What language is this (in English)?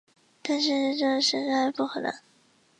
Chinese